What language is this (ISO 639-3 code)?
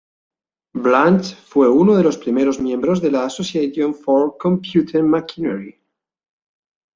spa